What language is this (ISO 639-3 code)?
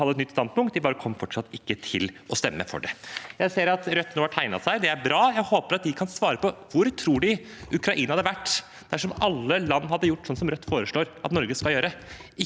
nor